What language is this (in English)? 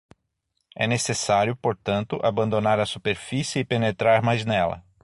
Portuguese